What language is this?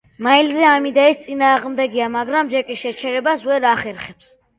Georgian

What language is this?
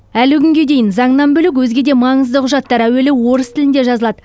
Kazakh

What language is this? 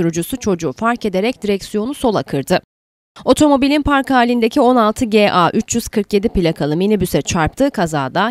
Turkish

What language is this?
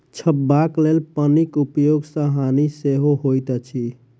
Maithili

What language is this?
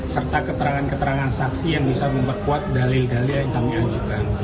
Indonesian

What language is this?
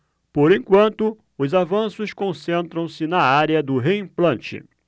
Portuguese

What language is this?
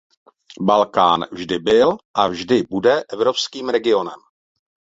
Czech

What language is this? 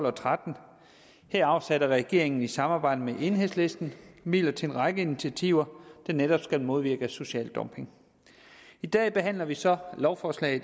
Danish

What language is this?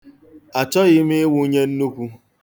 Igbo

